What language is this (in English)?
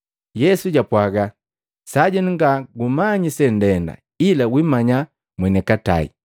Matengo